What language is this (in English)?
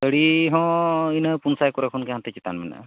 Santali